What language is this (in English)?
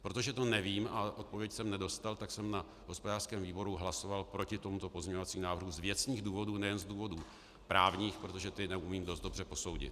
Czech